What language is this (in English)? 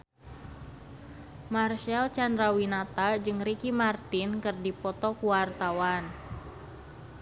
Sundanese